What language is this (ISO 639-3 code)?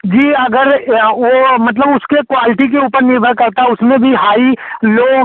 hin